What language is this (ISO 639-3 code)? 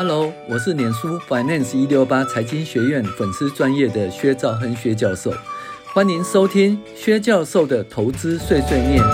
zho